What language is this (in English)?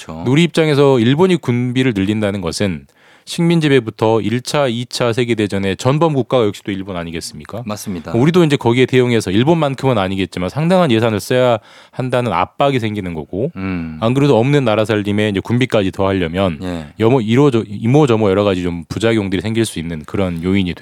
Korean